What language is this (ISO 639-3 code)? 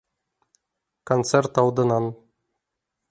bak